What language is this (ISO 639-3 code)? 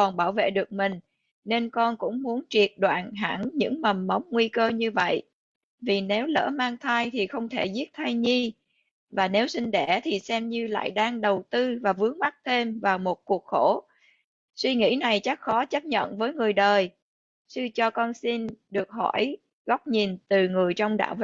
vie